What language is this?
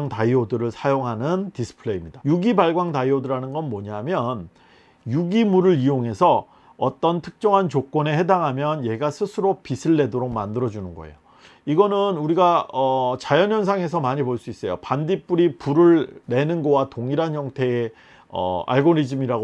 Korean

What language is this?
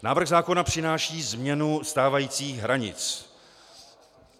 Czech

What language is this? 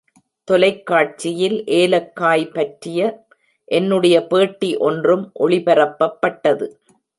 Tamil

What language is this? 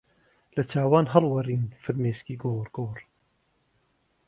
Central Kurdish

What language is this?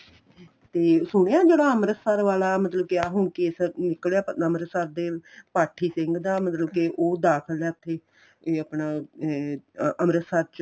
Punjabi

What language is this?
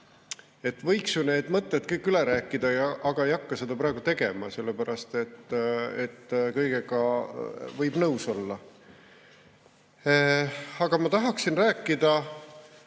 Estonian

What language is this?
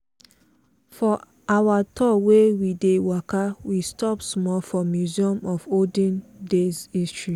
Nigerian Pidgin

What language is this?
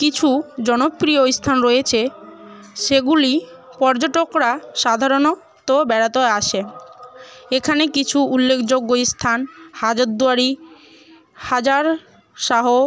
Bangla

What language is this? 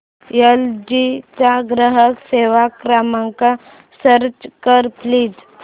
Marathi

